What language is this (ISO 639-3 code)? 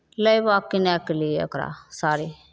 mai